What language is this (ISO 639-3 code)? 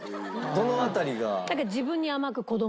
jpn